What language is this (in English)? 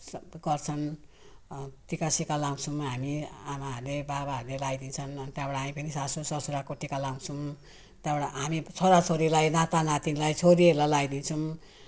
Nepali